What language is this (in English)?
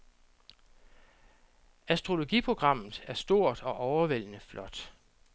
Danish